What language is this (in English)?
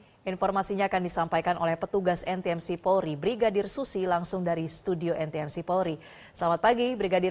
Indonesian